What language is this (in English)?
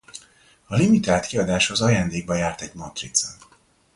Hungarian